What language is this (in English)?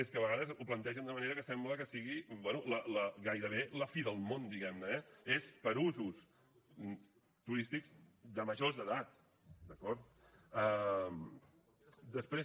Catalan